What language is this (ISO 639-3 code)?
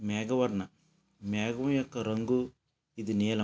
tel